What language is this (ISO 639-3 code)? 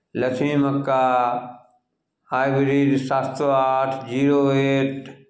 mai